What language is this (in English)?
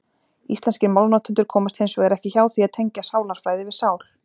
Icelandic